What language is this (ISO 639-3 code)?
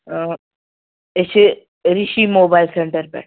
kas